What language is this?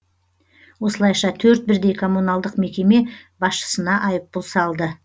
Kazakh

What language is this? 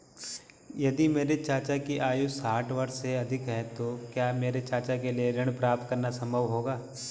Hindi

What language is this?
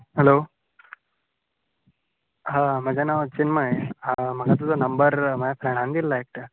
Konkani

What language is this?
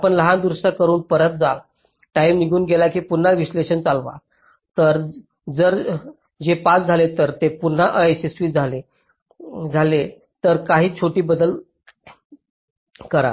Marathi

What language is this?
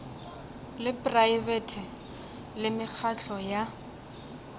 Northern Sotho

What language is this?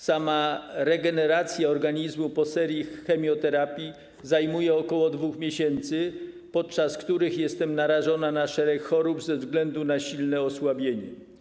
Polish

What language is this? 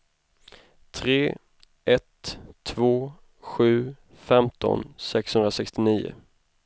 Swedish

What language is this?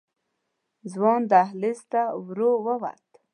Pashto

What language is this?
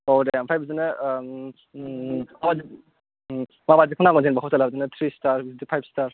Bodo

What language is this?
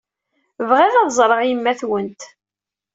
Kabyle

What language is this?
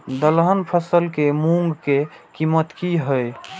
Maithili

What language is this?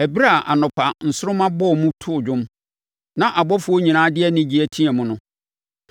Akan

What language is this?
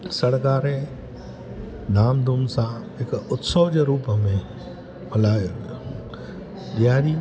Sindhi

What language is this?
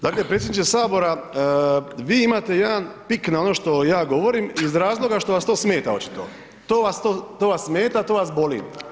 Croatian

